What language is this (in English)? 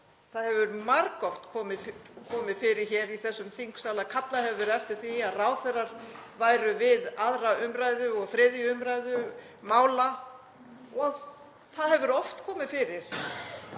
Icelandic